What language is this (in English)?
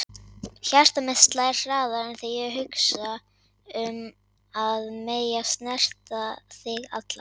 Icelandic